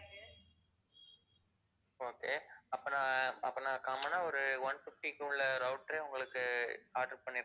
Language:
Tamil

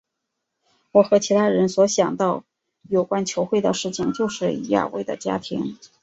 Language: Chinese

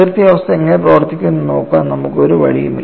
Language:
Malayalam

